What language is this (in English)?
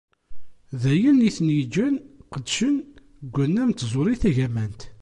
Kabyle